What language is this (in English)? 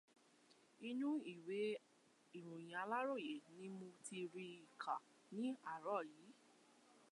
Yoruba